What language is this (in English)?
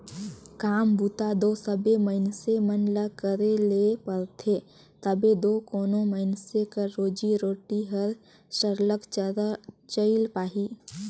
Chhattisgarhi